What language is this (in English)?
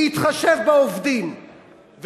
Hebrew